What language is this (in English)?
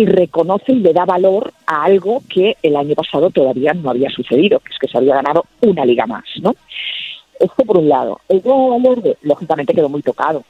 Spanish